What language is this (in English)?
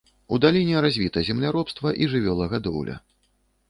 Belarusian